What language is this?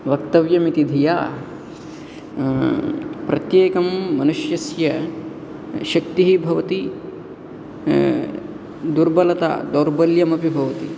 Sanskrit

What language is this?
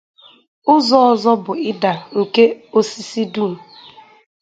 Igbo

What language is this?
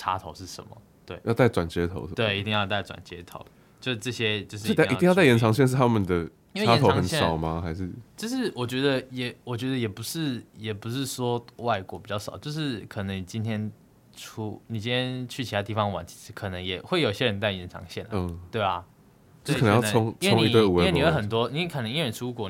Chinese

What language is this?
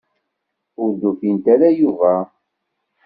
Kabyle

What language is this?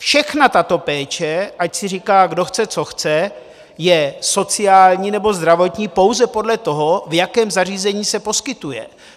Czech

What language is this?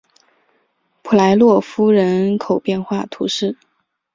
Chinese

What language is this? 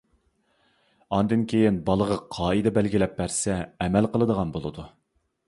Uyghur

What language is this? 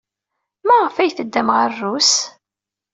Kabyle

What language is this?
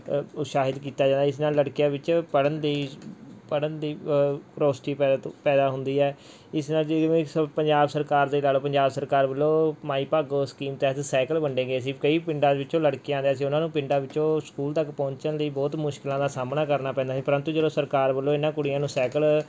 Punjabi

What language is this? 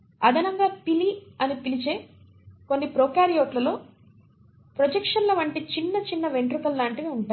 Telugu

